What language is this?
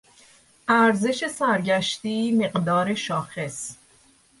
Persian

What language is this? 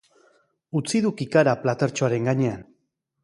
Basque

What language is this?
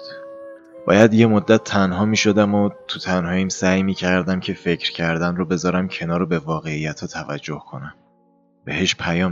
Persian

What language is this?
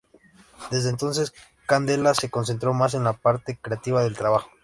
Spanish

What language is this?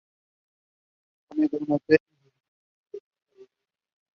Spanish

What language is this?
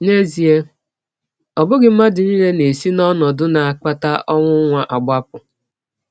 Igbo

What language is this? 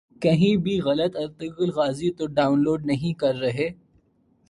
Urdu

